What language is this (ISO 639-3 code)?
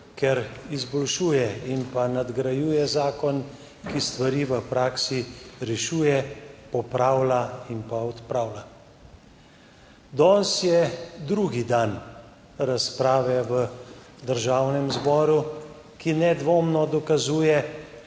slv